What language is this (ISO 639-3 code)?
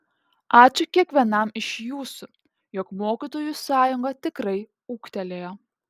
lit